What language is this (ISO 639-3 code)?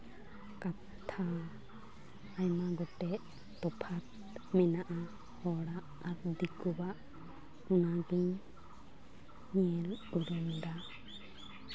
sat